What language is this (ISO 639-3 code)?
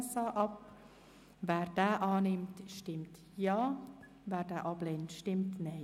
gsw